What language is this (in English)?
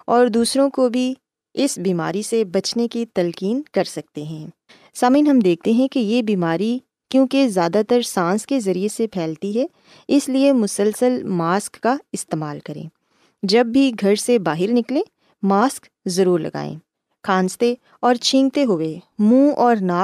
Urdu